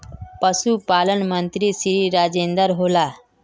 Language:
Magahi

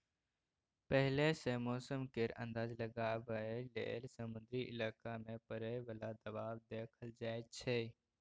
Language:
Maithili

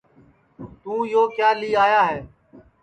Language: Sansi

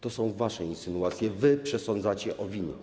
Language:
Polish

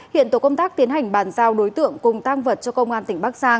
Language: Vietnamese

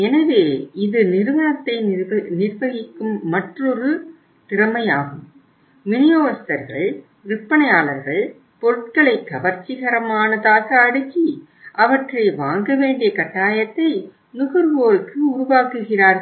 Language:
Tamil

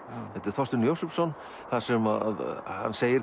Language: Icelandic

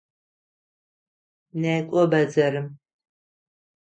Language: Adyghe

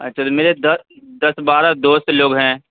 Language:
Urdu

